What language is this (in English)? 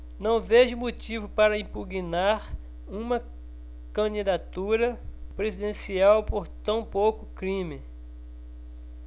Portuguese